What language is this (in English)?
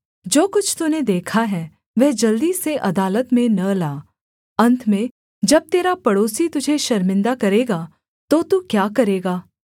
Hindi